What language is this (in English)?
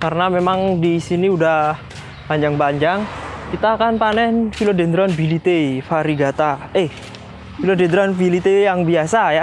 Indonesian